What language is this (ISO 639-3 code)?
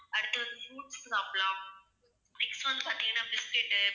tam